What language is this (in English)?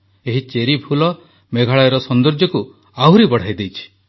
Odia